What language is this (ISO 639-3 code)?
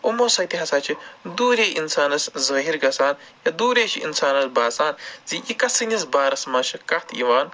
kas